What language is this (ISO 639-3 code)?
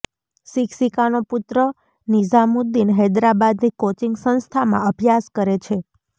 guj